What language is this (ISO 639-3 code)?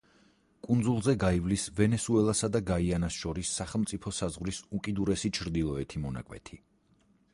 kat